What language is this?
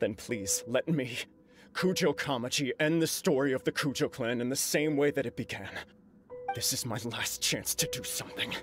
English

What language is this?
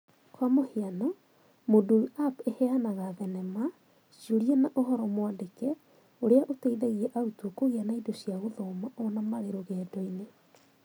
Kikuyu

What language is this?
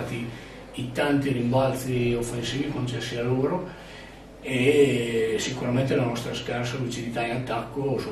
Italian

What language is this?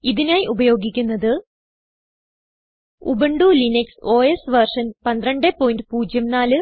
Malayalam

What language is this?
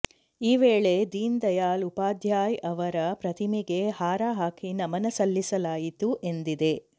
Kannada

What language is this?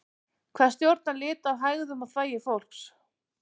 Icelandic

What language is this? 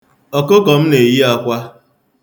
Igbo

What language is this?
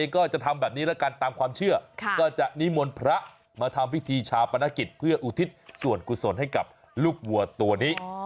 Thai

